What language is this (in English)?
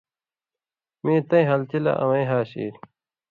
Indus Kohistani